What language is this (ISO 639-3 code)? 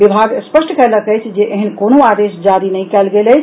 mai